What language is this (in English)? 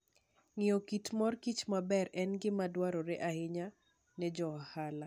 Luo (Kenya and Tanzania)